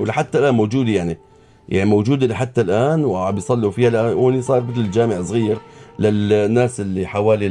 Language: Arabic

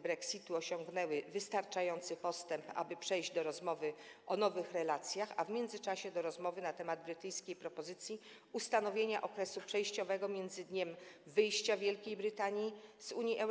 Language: Polish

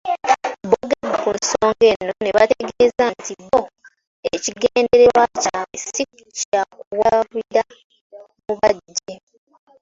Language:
Ganda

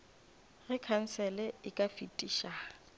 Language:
Northern Sotho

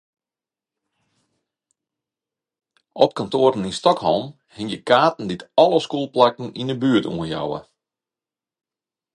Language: Western Frisian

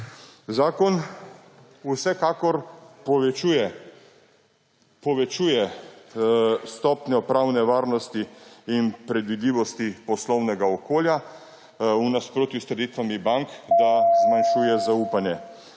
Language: Slovenian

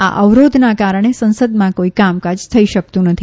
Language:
Gujarati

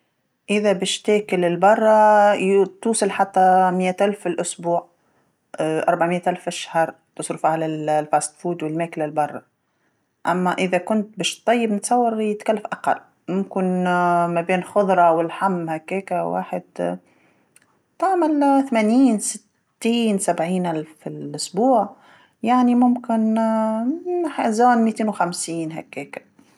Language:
Tunisian Arabic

